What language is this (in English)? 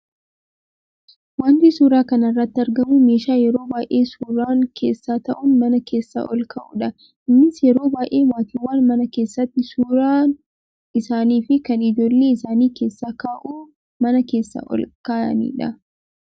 Oromo